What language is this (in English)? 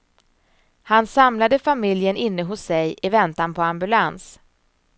Swedish